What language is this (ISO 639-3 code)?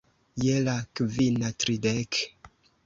epo